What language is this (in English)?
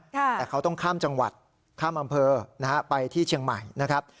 Thai